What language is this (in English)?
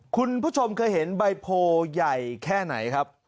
Thai